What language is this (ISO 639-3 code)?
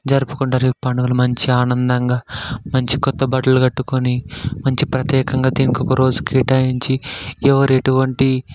tel